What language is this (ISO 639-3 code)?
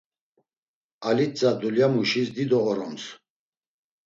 lzz